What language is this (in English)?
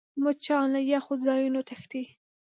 Pashto